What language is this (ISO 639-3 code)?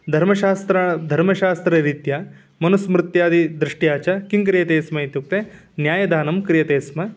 san